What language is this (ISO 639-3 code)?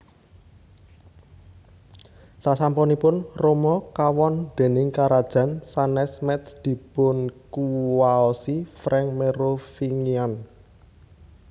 jav